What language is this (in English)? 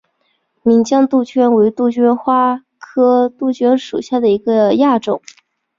Chinese